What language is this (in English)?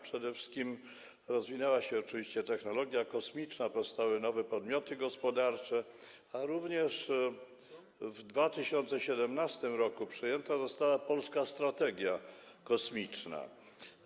Polish